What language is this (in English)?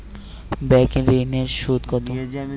Bangla